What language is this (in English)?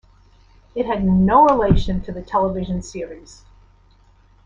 English